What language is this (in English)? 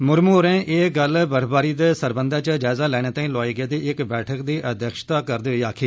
Dogri